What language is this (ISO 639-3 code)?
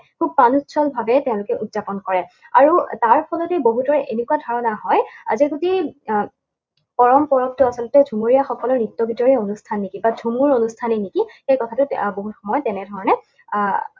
asm